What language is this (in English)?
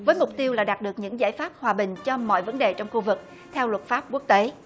Vietnamese